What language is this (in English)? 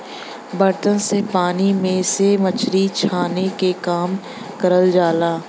Bhojpuri